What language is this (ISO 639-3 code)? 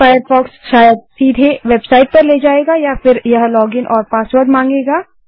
hin